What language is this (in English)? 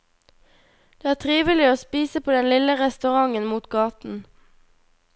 Norwegian